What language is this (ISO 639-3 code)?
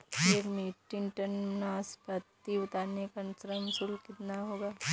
hin